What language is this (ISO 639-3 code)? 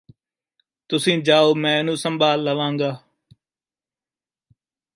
pan